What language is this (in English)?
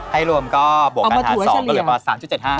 Thai